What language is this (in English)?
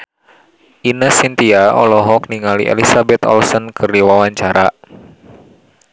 Sundanese